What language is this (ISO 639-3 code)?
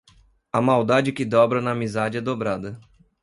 por